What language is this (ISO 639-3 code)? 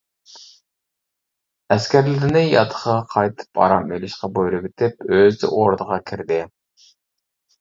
uig